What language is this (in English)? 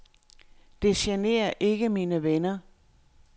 Danish